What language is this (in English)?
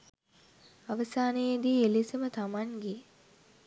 Sinhala